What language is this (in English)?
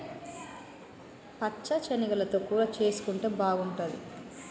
Telugu